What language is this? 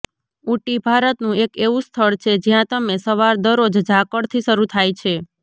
Gujarati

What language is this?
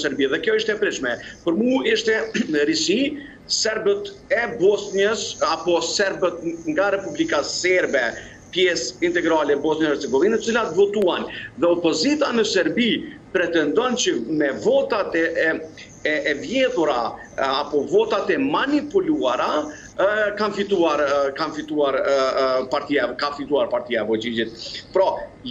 Romanian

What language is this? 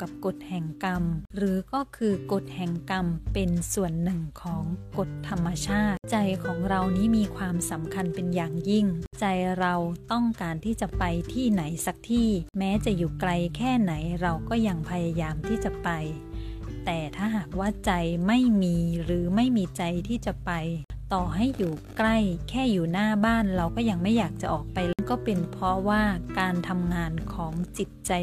Thai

